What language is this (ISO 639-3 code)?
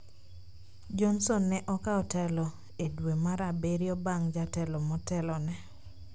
luo